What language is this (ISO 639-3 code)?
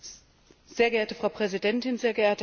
deu